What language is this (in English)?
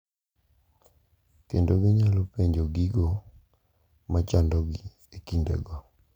Luo (Kenya and Tanzania)